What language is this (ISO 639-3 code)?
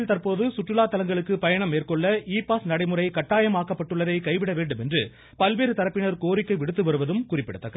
tam